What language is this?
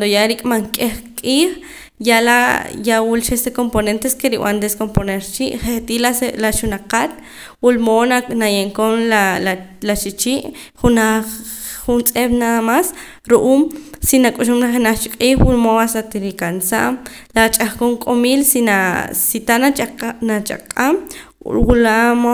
Poqomam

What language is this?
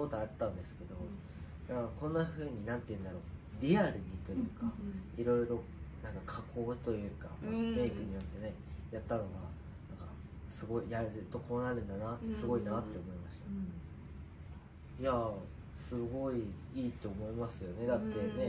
Japanese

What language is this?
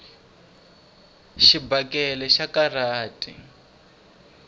Tsonga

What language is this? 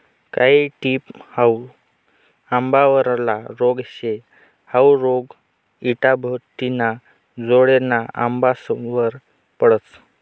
Marathi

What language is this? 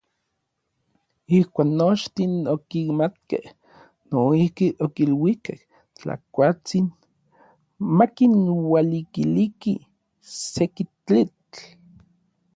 Orizaba Nahuatl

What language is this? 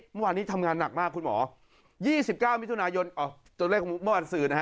Thai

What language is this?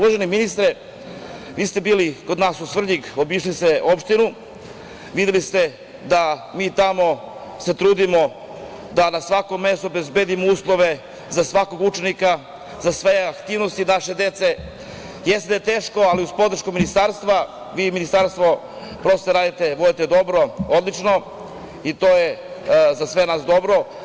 Serbian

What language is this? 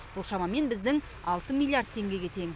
Kazakh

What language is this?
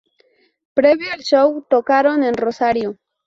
Spanish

